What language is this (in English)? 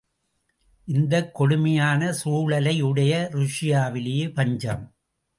Tamil